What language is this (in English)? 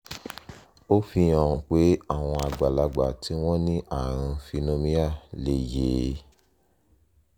Yoruba